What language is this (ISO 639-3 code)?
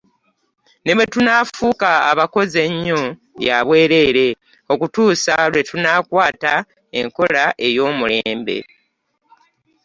lug